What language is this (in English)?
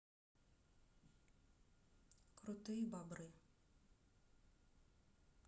Russian